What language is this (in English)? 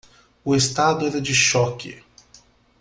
Portuguese